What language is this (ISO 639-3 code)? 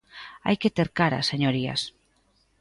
glg